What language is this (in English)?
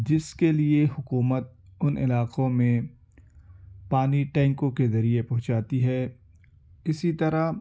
Urdu